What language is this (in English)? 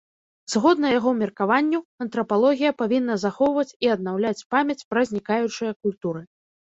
Belarusian